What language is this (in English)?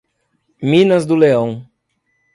Portuguese